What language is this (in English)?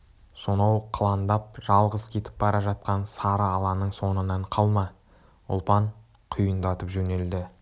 Kazakh